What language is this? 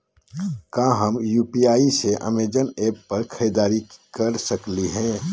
Magahi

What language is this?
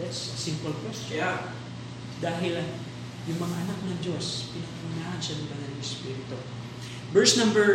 Filipino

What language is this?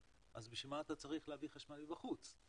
Hebrew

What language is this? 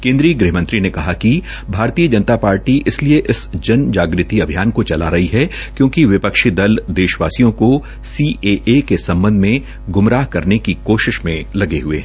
Hindi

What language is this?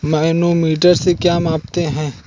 Hindi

